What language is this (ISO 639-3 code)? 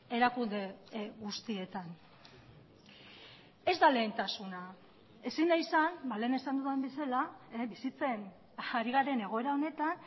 eus